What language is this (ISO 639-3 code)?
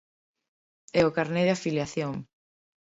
glg